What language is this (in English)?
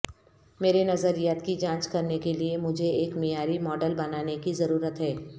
Urdu